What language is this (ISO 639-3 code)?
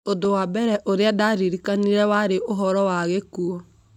kik